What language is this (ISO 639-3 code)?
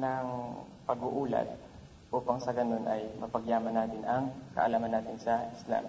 fil